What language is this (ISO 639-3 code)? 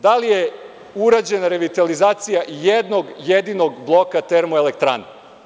srp